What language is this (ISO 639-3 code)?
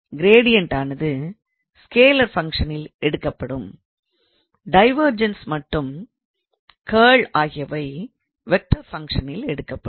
tam